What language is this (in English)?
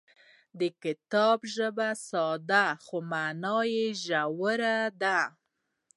Pashto